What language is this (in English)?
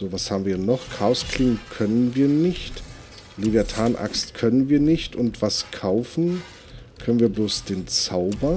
German